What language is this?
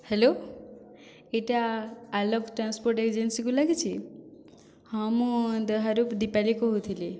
Odia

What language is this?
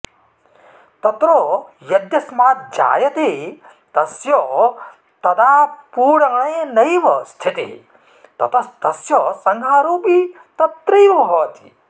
Sanskrit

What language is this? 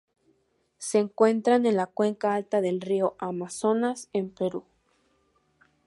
Spanish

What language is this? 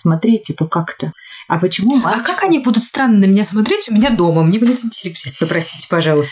Russian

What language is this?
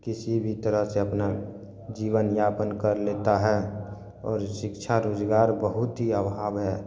Maithili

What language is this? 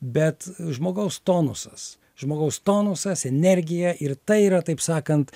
Lithuanian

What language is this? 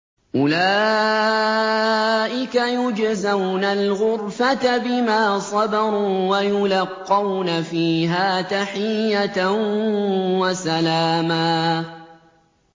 Arabic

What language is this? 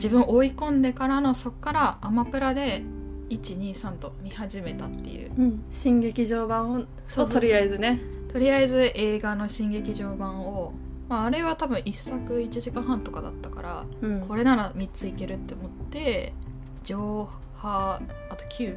Japanese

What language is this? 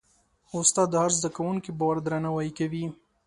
Pashto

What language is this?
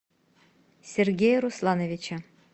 Russian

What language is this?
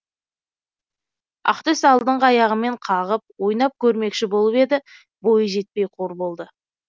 Kazakh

